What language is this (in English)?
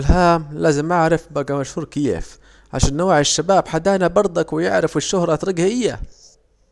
Saidi Arabic